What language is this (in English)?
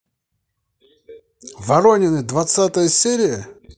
Russian